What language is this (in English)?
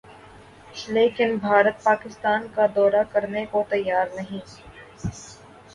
Urdu